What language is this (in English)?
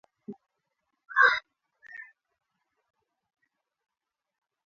Swahili